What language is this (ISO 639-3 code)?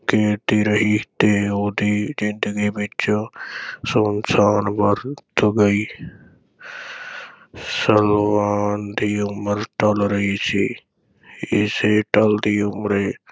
pan